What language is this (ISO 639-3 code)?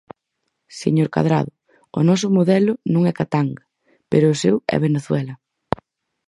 glg